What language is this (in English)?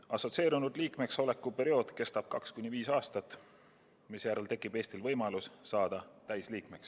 Estonian